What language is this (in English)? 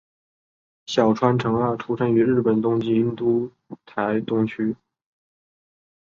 Chinese